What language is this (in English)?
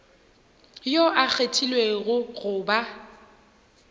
Northern Sotho